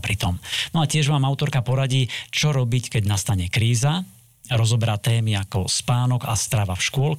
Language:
Slovak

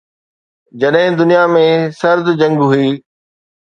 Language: Sindhi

